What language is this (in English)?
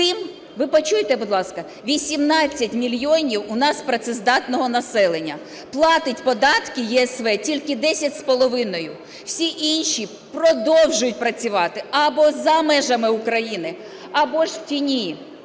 Ukrainian